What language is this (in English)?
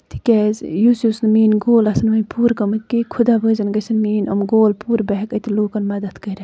Kashmiri